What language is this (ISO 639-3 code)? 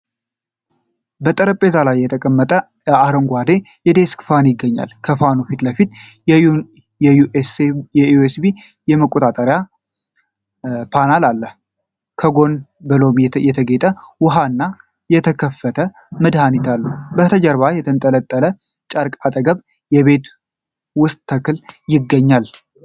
amh